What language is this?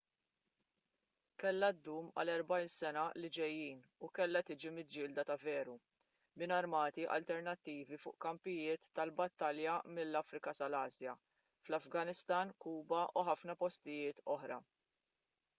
Maltese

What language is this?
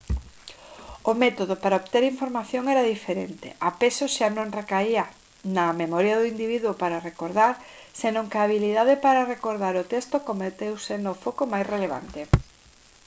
Galician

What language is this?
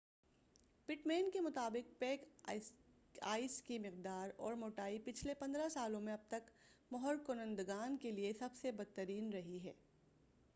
Urdu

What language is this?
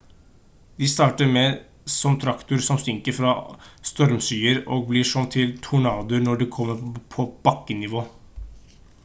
Norwegian Bokmål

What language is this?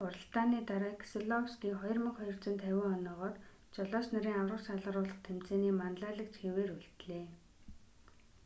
Mongolian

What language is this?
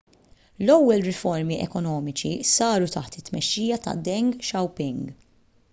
Maltese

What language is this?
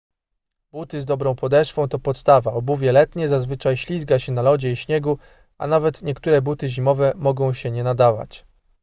Polish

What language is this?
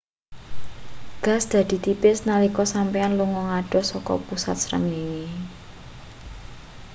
Javanese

